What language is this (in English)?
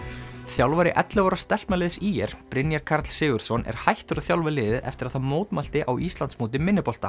Icelandic